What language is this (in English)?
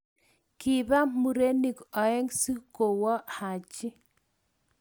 Kalenjin